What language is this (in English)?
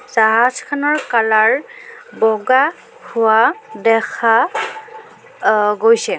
Assamese